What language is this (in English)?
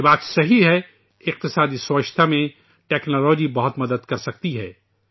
Urdu